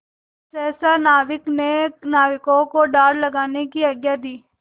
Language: Hindi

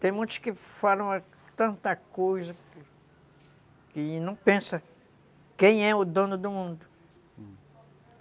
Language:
Portuguese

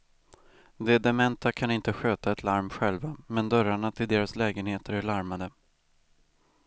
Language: Swedish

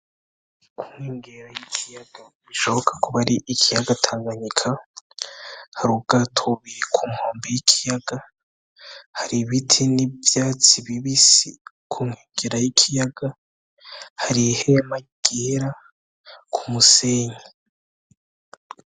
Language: Rundi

